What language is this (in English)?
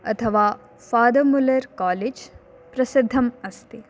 Sanskrit